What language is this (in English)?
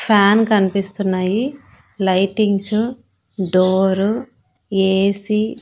Telugu